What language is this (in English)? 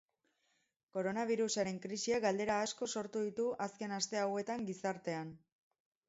Basque